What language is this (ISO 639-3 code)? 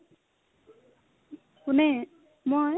asm